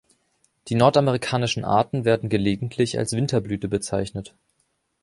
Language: German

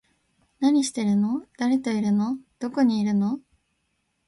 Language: Japanese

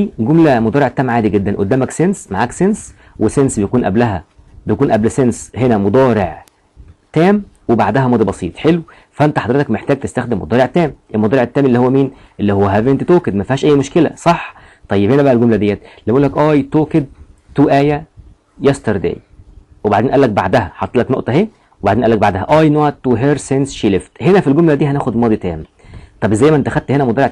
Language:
Arabic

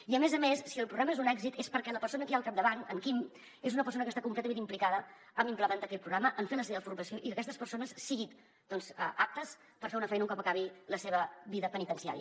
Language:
Catalan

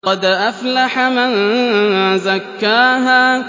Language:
Arabic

